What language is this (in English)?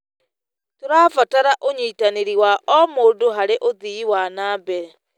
Kikuyu